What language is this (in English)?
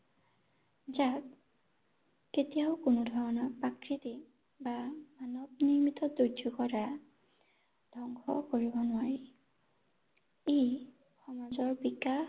Assamese